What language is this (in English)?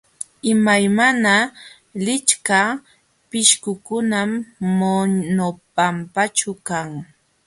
Jauja Wanca Quechua